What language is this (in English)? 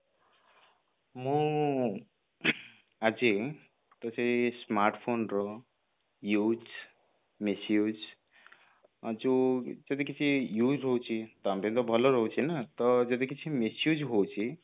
Odia